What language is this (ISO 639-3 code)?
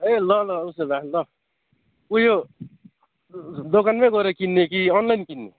nep